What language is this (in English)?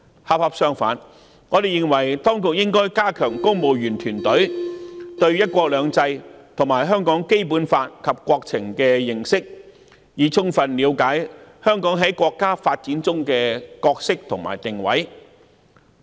Cantonese